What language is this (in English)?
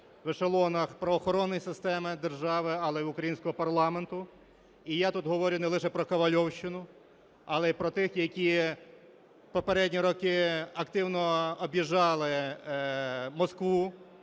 Ukrainian